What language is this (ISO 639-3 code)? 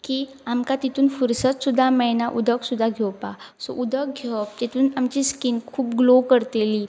kok